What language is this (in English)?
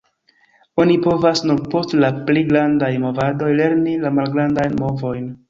Esperanto